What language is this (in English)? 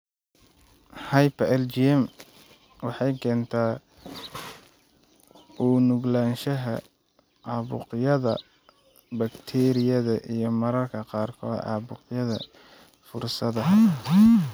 Somali